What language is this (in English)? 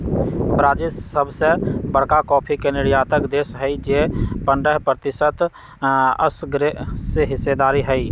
Magahi